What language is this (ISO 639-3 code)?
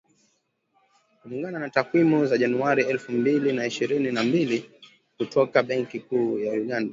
swa